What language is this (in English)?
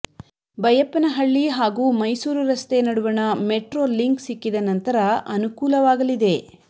Kannada